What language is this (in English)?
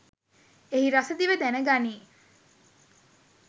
Sinhala